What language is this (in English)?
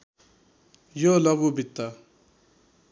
Nepali